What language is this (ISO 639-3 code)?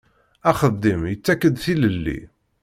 kab